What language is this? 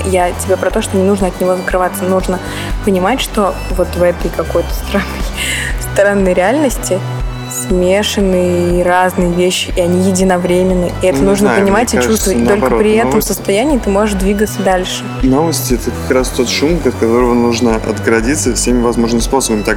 Russian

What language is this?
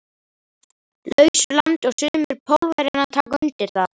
Icelandic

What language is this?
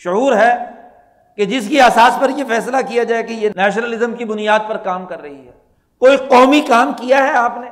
Urdu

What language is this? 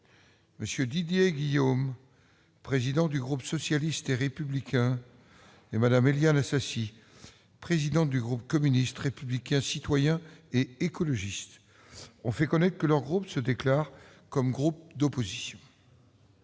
French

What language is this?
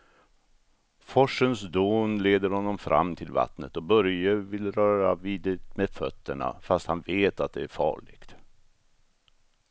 Swedish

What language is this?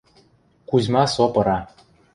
Western Mari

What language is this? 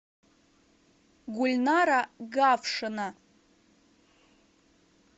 Russian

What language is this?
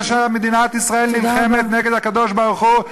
Hebrew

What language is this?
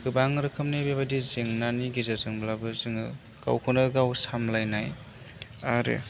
Bodo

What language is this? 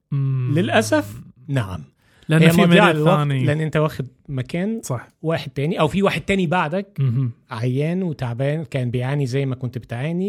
Arabic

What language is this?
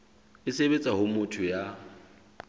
Southern Sotho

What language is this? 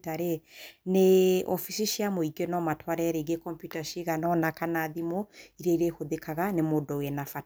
Kikuyu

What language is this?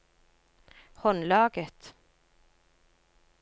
Norwegian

